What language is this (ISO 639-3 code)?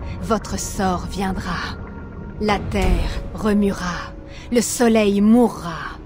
fra